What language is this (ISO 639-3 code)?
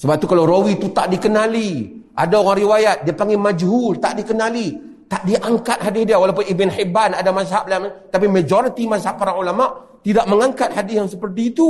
msa